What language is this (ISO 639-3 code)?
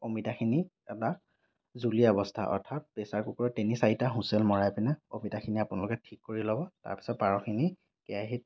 asm